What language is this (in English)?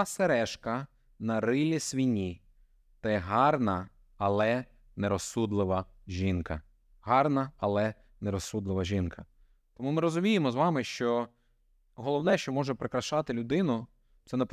Ukrainian